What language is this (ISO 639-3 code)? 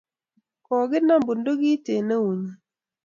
kln